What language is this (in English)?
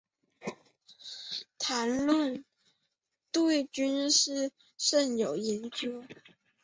Chinese